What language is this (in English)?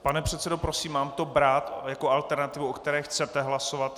Czech